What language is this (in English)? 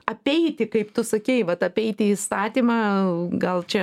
Lithuanian